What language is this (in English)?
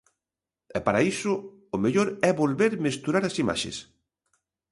Galician